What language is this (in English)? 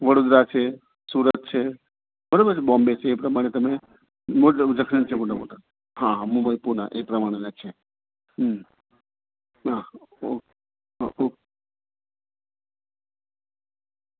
Gujarati